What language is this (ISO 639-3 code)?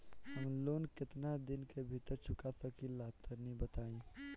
bho